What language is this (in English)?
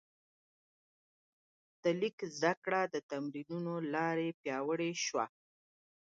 Pashto